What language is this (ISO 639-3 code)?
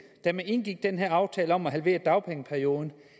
dan